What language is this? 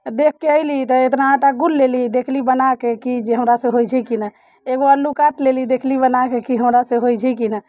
Maithili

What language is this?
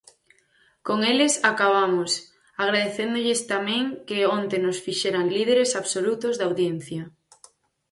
Galician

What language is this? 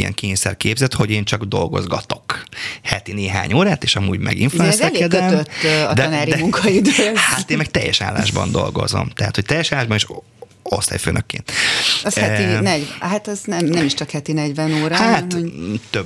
Hungarian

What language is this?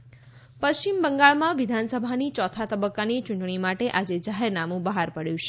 Gujarati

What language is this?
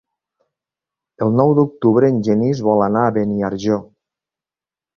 Catalan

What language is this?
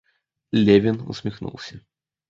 Russian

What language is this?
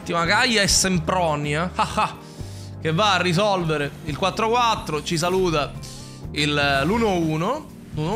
Italian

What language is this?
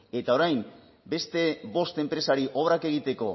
Basque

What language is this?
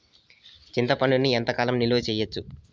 Telugu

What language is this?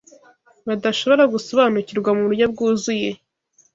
Kinyarwanda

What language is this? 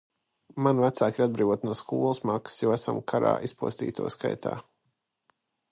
Latvian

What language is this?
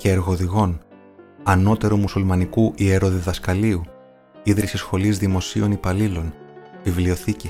Greek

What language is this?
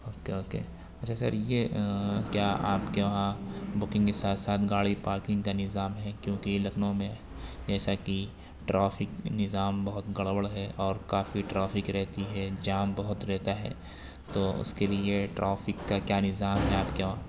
Urdu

